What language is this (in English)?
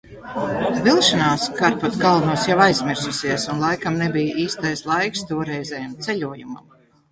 Latvian